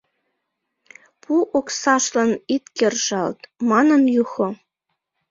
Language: Mari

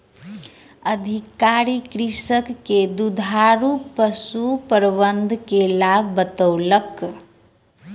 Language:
Maithili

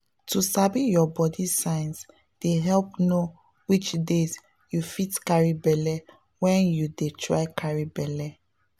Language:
Nigerian Pidgin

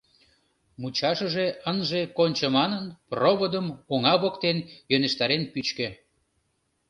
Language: Mari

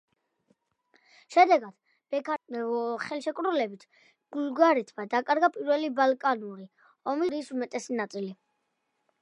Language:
Georgian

